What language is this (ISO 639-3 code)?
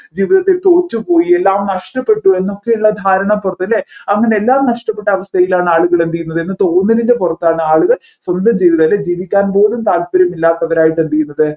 mal